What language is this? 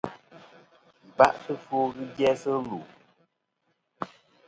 Kom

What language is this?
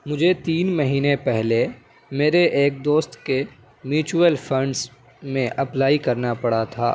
Urdu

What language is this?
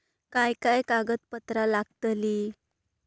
Marathi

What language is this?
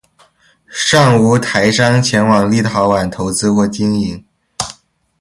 Chinese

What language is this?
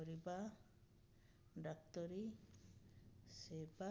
Odia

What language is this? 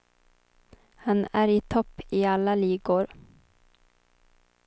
Swedish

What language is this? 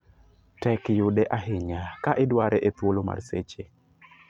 Luo (Kenya and Tanzania)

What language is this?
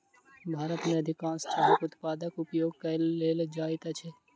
Maithili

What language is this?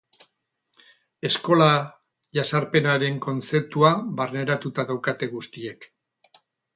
Basque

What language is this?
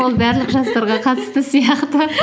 Kazakh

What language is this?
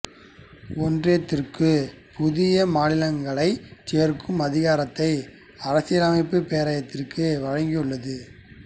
Tamil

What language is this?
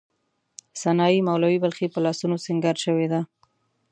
Pashto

